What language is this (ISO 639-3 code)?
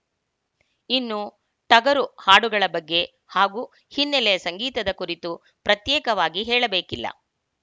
kan